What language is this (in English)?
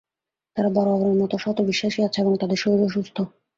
Bangla